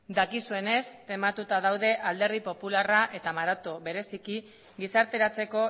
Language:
Basque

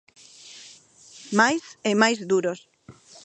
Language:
Galician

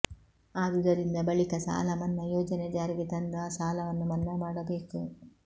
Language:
Kannada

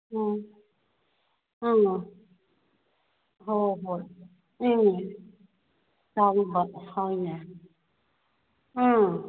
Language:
Manipuri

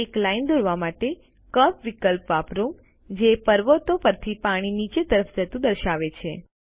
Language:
Gujarati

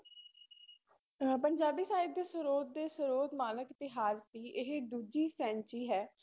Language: Punjabi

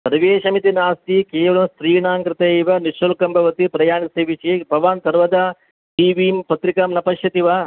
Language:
Sanskrit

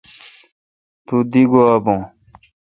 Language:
Kalkoti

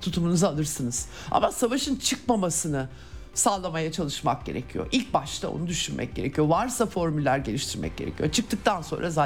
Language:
Turkish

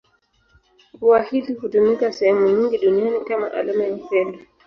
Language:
Swahili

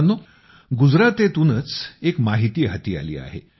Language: Marathi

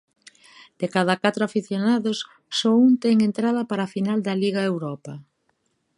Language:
Galician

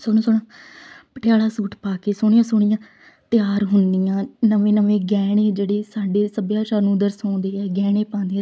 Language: Punjabi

